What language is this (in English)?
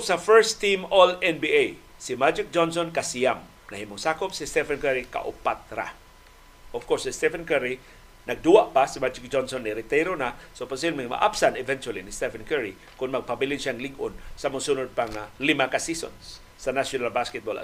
Filipino